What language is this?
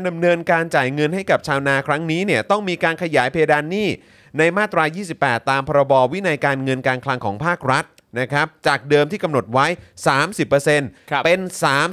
Thai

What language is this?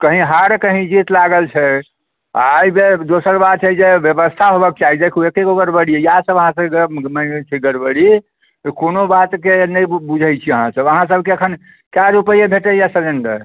Maithili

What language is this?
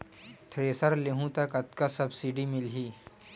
Chhattisgarhi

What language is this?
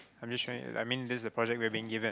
English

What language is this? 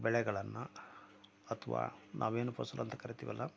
Kannada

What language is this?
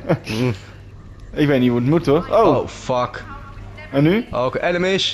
Dutch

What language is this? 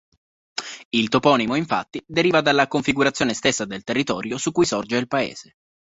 Italian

